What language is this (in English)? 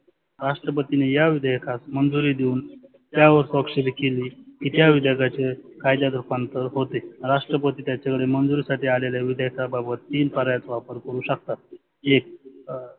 Marathi